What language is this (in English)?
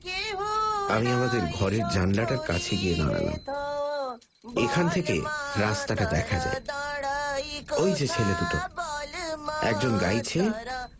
Bangla